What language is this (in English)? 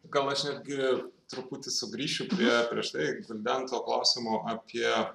Lithuanian